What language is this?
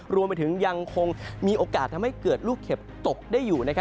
Thai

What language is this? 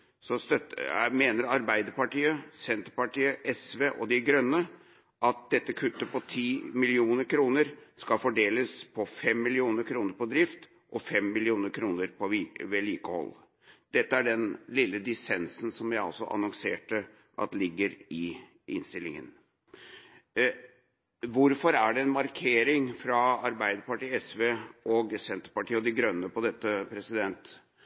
Norwegian Bokmål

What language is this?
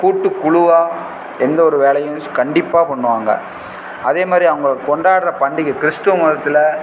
Tamil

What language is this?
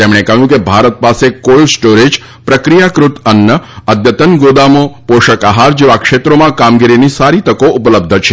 Gujarati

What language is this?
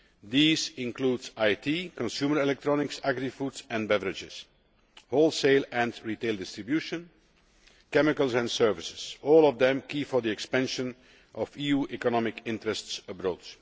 English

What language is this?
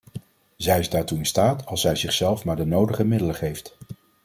Dutch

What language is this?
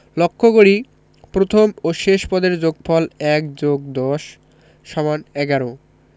Bangla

